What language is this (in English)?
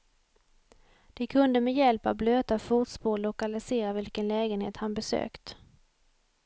Swedish